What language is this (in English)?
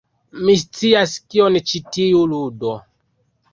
Esperanto